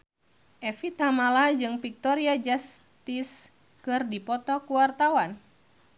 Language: Sundanese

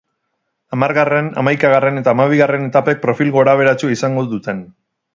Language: Basque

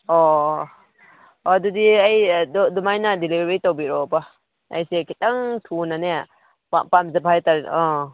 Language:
Manipuri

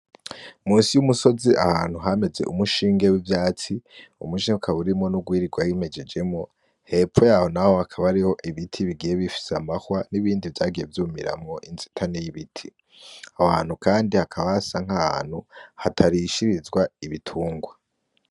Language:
Rundi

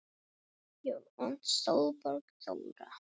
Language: Icelandic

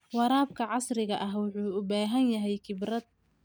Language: Somali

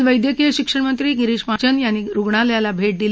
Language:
Marathi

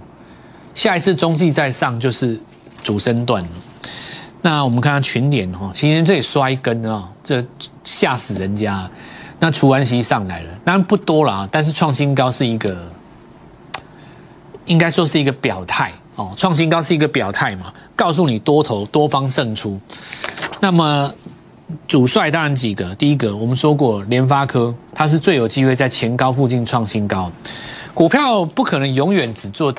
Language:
Chinese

